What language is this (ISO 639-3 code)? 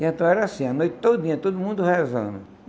por